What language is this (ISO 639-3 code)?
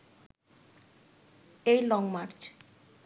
ben